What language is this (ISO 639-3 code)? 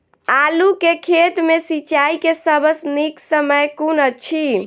mai